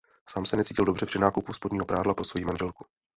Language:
Czech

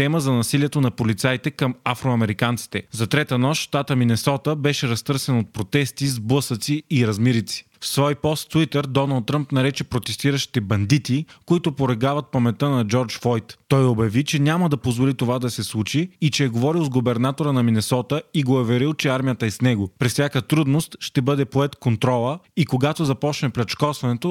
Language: Bulgarian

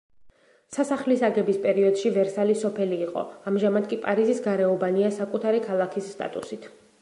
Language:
Georgian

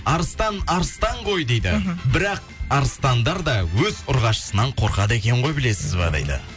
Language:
Kazakh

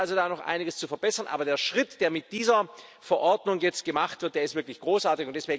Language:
German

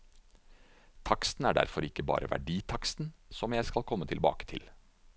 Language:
Norwegian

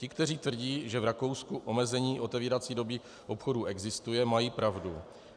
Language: Czech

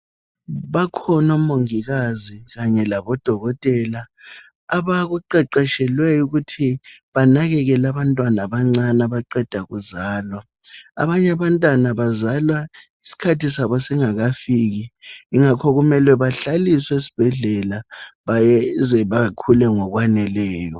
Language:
North Ndebele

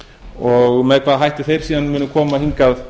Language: Icelandic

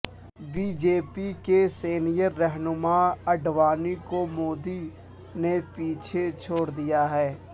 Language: Urdu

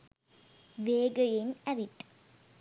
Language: Sinhala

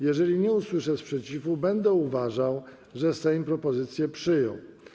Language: Polish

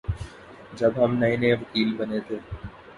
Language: Urdu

